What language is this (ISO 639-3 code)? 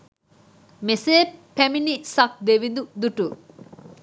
sin